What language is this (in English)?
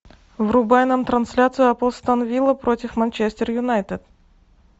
Russian